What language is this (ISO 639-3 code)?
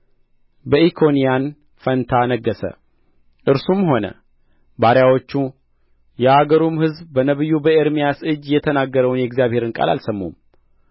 amh